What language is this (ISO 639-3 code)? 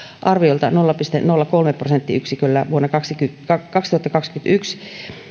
fin